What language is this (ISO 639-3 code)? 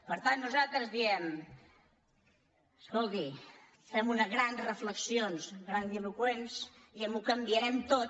cat